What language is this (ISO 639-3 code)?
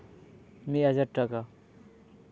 sat